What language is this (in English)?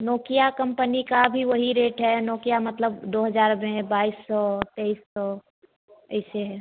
Hindi